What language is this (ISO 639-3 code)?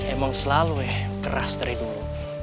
ind